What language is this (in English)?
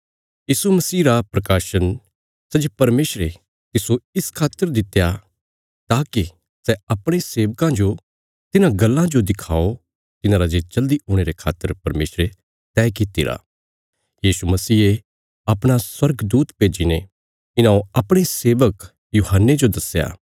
Bilaspuri